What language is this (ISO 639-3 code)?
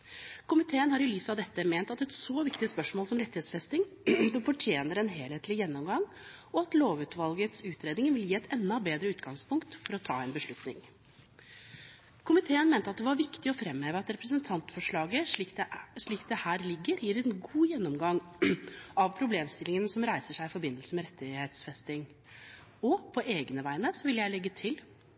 nob